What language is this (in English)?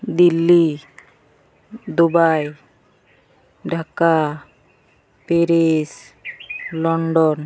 Santali